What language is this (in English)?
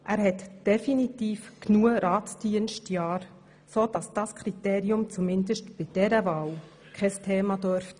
Swiss German